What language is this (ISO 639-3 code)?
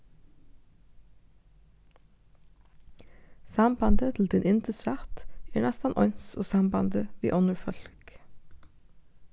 fao